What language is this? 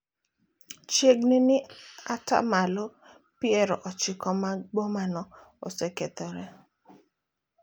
Luo (Kenya and Tanzania)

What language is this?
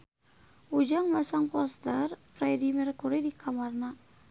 Sundanese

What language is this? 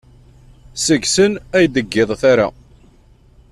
Kabyle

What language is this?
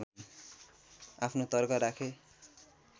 Nepali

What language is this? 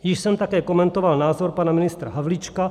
Czech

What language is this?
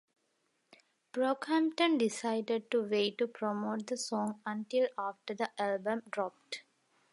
English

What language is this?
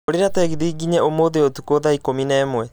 Kikuyu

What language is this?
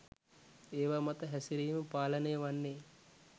Sinhala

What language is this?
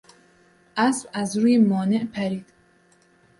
Persian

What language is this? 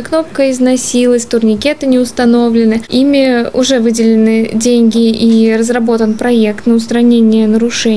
Russian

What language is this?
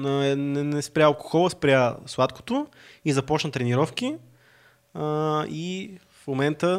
Bulgarian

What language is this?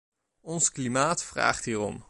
Dutch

